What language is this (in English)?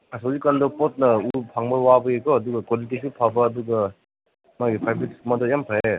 Manipuri